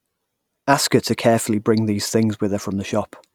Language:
English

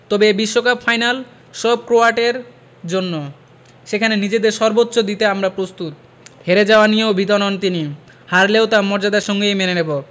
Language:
Bangla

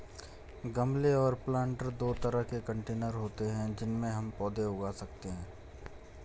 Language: Hindi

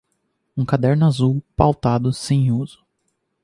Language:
Portuguese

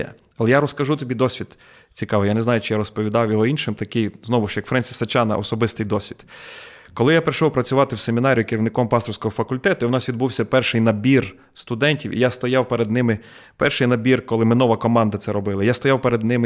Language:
Ukrainian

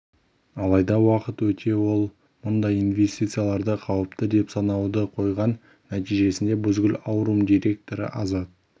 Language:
Kazakh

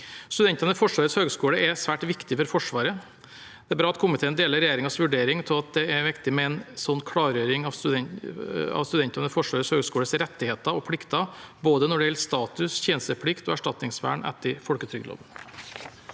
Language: Norwegian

